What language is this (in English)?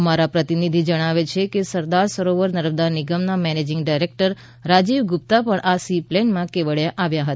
Gujarati